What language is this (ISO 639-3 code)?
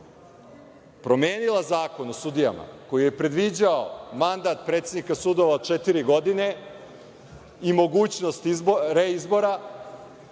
srp